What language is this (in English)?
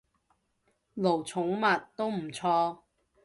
Cantonese